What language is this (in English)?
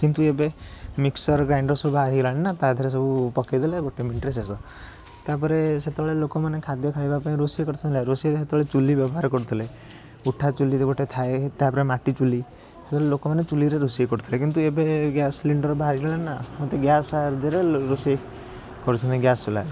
Odia